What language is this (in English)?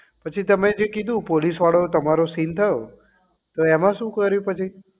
Gujarati